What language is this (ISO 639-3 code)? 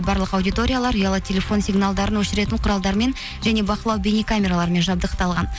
kaz